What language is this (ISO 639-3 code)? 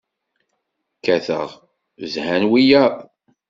kab